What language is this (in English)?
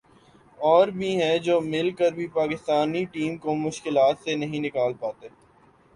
Urdu